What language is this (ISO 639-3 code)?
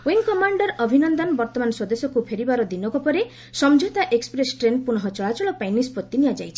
ori